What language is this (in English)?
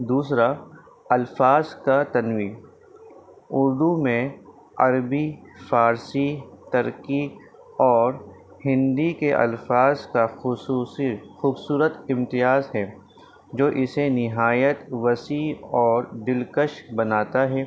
Urdu